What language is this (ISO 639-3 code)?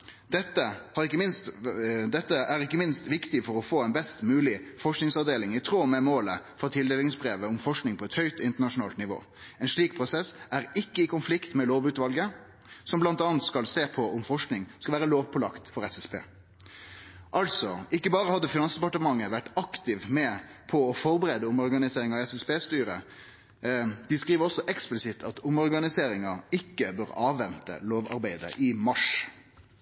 nno